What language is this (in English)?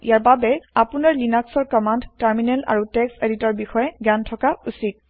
Assamese